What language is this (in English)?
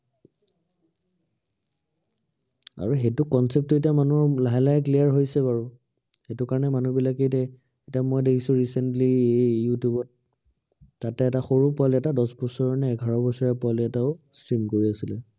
Assamese